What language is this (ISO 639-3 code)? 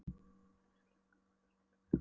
isl